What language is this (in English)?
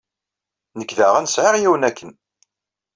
Kabyle